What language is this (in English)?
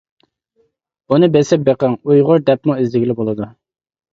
Uyghur